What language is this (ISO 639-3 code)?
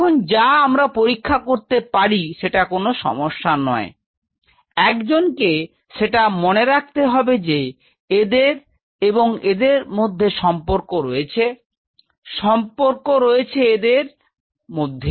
ben